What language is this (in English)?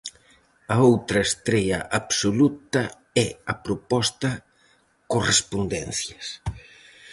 Galician